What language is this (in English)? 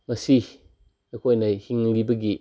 Manipuri